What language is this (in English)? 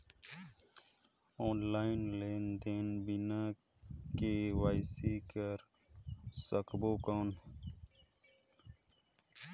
Chhattisgarhi